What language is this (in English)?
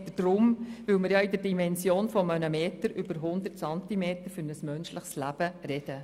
Swiss German